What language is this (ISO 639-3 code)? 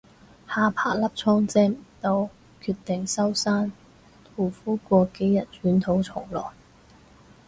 yue